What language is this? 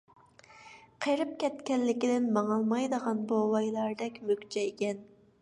Uyghur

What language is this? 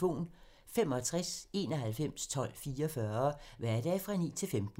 Danish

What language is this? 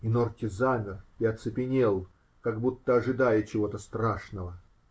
Russian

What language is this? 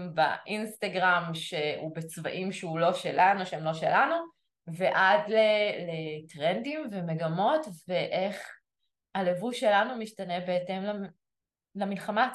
Hebrew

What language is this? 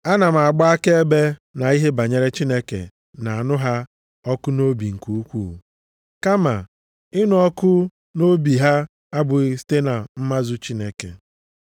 Igbo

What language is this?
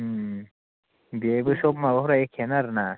Bodo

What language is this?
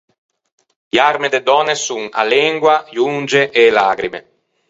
Ligurian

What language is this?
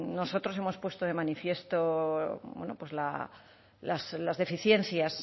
Spanish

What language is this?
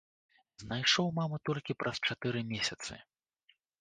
Belarusian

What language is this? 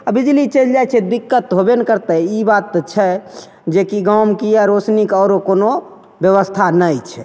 Maithili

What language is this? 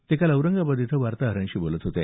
Marathi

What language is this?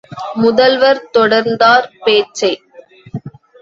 Tamil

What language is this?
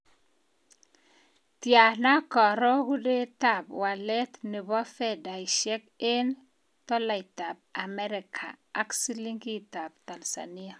Kalenjin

